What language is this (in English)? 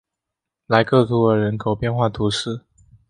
Chinese